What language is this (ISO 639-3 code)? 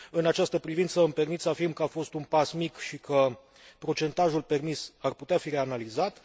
ron